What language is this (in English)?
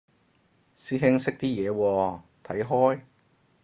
Cantonese